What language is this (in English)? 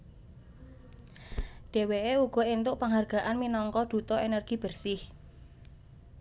Javanese